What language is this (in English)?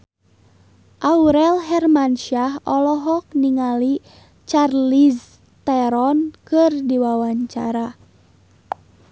Sundanese